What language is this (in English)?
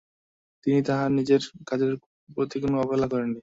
Bangla